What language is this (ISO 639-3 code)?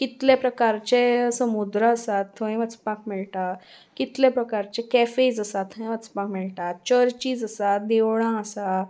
kok